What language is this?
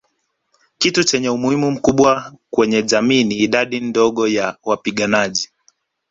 Swahili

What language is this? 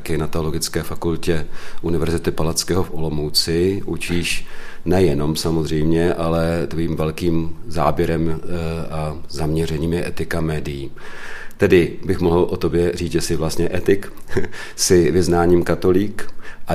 Czech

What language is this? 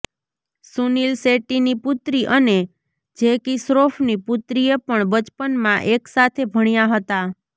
Gujarati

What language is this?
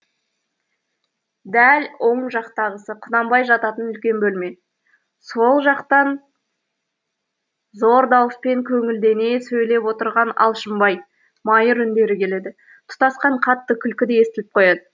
Kazakh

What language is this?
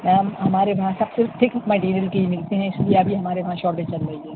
Urdu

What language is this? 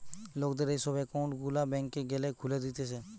Bangla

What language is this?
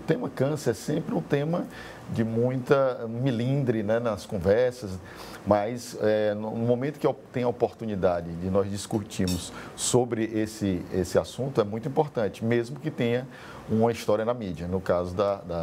Portuguese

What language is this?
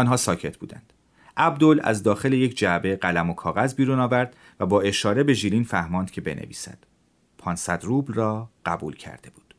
Persian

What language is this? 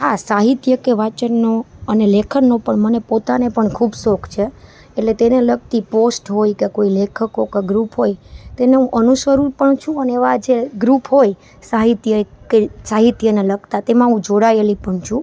Gujarati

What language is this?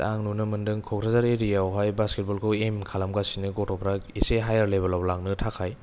Bodo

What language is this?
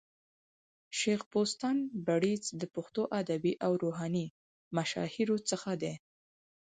Pashto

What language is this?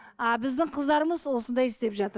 Kazakh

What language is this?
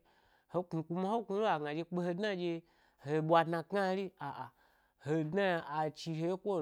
Gbari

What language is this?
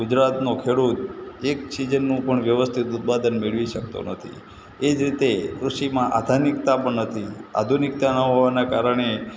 Gujarati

